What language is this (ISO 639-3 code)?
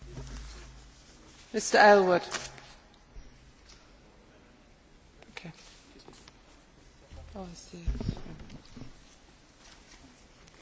fra